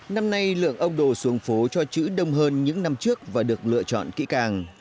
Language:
Vietnamese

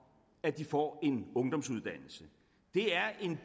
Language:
Danish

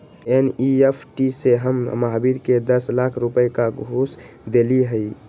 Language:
Magahi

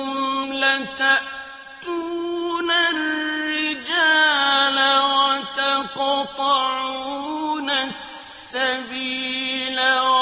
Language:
Arabic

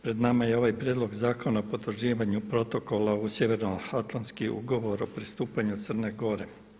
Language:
Croatian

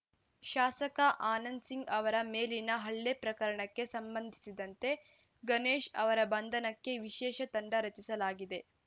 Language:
Kannada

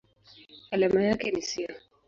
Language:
Swahili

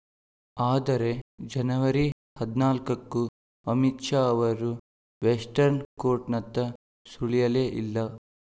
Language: Kannada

